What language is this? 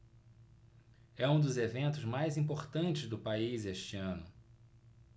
Portuguese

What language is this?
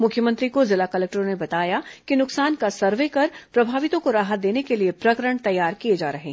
Hindi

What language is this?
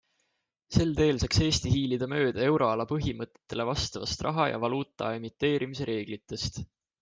Estonian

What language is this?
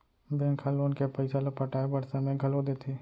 Chhattisgarhi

